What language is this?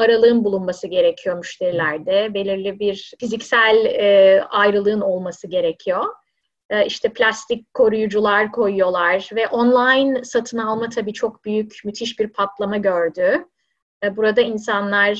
Turkish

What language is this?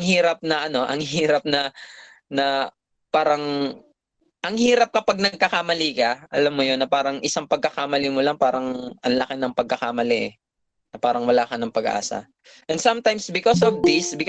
Filipino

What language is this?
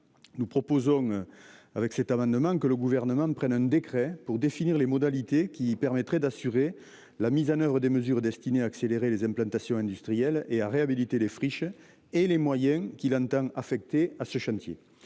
French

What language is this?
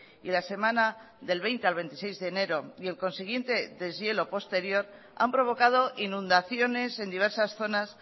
Spanish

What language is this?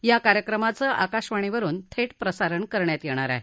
Marathi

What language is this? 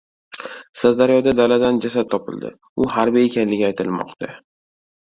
Uzbek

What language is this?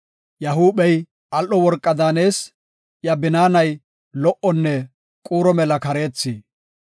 Gofa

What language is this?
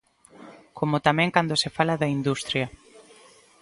Galician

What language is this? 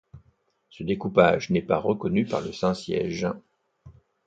French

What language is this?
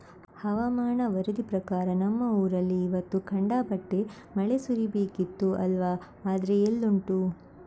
Kannada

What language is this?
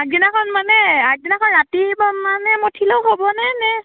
Assamese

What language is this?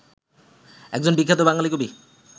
Bangla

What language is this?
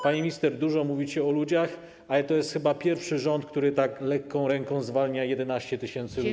Polish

